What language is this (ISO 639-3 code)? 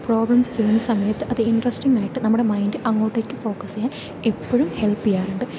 mal